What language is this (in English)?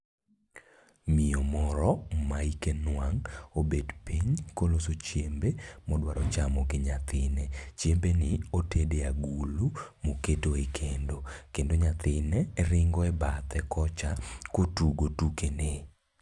Luo (Kenya and Tanzania)